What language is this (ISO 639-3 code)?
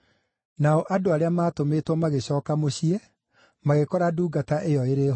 kik